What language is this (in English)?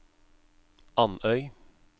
Norwegian